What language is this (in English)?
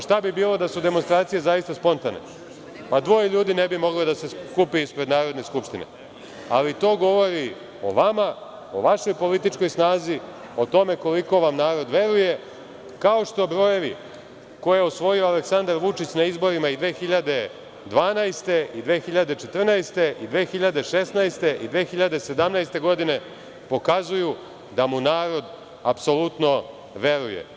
Serbian